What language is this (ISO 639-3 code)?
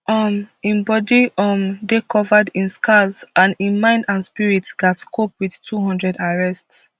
pcm